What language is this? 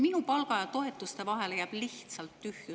Estonian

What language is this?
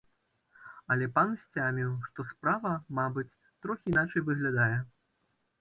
Belarusian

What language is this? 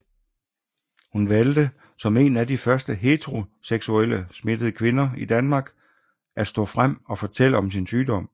Danish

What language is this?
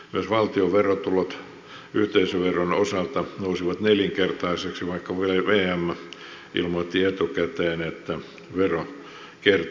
Finnish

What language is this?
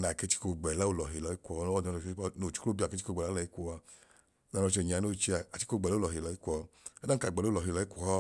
Idoma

